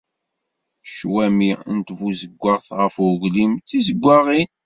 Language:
Kabyle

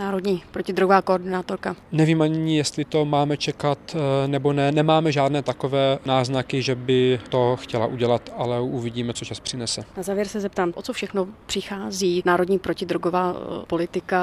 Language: Czech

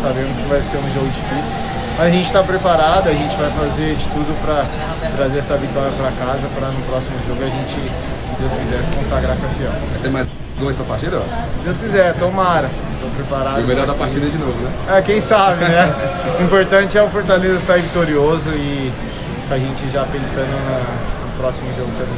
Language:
Portuguese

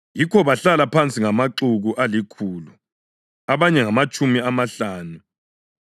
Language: North Ndebele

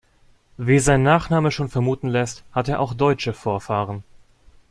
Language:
German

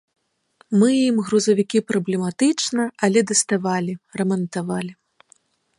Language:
Belarusian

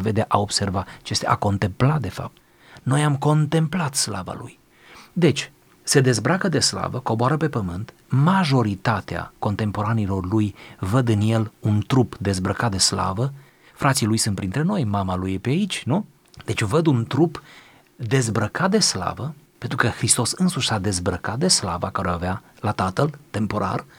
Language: Romanian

